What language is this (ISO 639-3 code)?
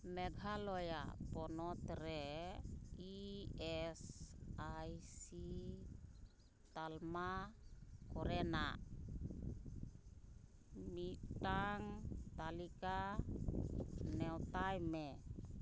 sat